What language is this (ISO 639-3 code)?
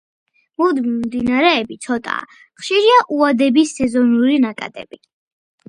kat